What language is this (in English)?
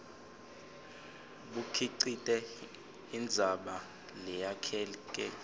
Swati